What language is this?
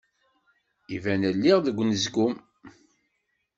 Kabyle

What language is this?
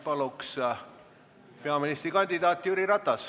Estonian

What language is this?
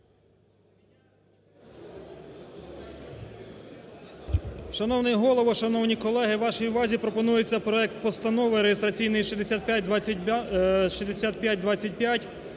Ukrainian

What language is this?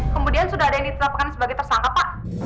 Indonesian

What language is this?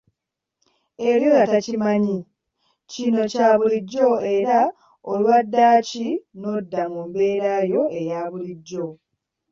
Ganda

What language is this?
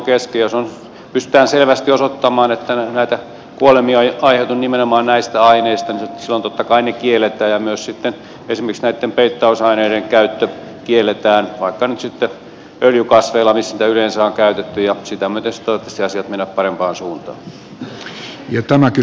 Finnish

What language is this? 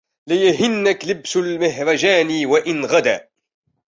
Arabic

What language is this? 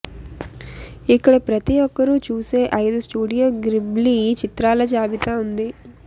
Telugu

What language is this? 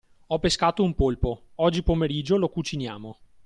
Italian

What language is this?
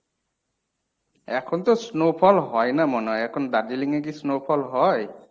Bangla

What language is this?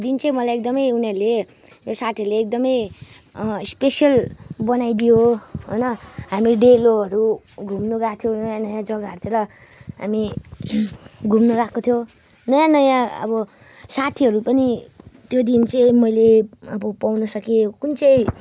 Nepali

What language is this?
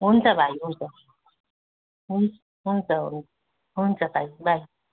Nepali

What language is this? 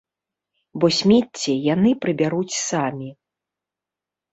Belarusian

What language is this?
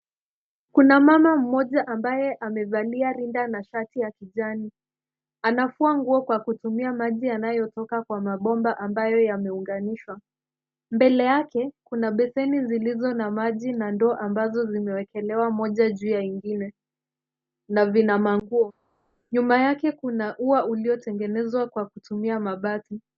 Swahili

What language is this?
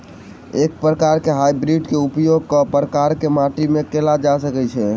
Maithili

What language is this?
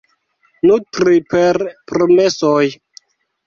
Esperanto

